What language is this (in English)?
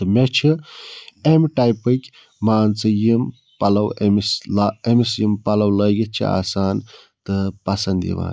Kashmiri